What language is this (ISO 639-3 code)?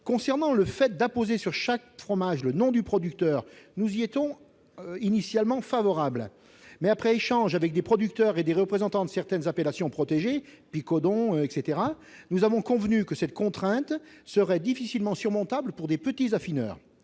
fra